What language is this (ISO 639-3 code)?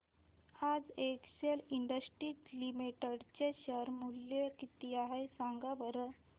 mar